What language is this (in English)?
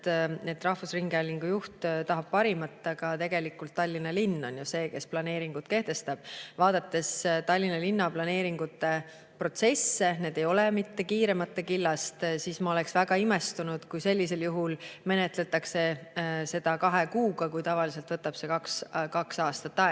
Estonian